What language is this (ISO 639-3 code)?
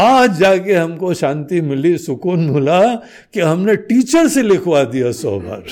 hin